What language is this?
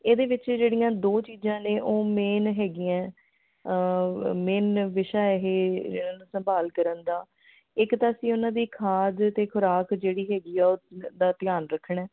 Punjabi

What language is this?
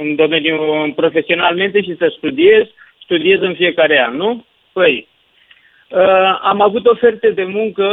Romanian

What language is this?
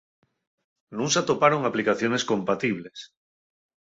Asturian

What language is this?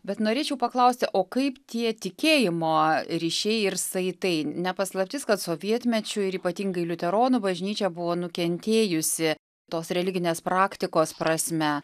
Lithuanian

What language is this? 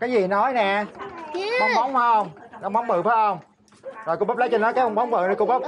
Vietnamese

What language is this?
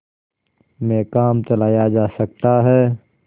Hindi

